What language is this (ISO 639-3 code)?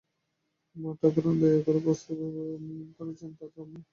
ben